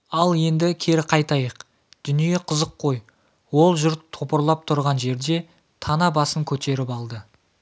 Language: Kazakh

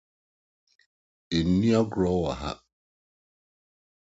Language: Akan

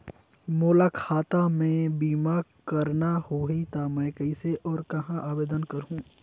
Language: Chhattisgarhi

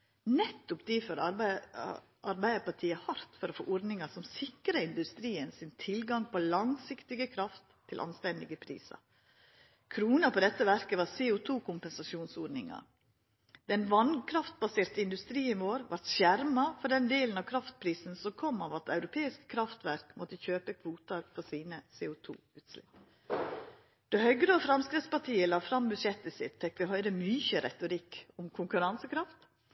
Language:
Norwegian Nynorsk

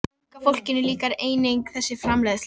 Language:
Icelandic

